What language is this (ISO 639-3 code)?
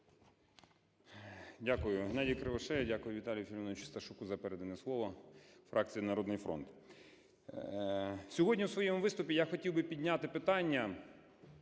ukr